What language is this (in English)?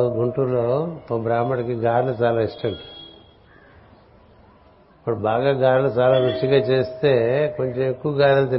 Telugu